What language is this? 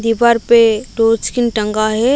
Hindi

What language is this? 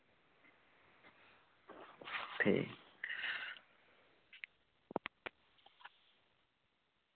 Dogri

